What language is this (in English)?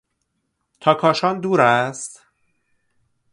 Persian